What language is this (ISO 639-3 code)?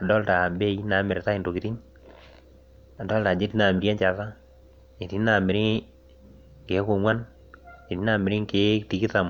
mas